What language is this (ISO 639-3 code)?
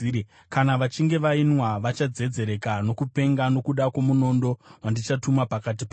sna